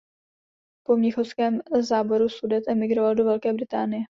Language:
Czech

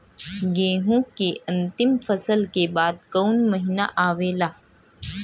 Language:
Bhojpuri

